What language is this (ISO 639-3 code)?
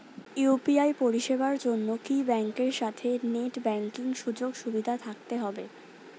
ben